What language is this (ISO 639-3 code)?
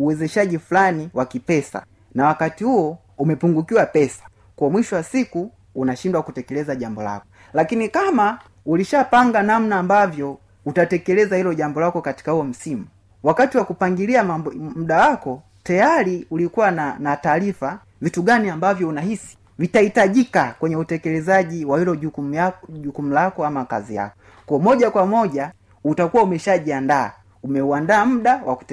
swa